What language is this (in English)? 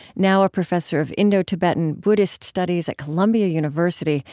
English